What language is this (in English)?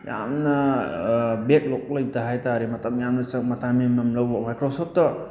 Manipuri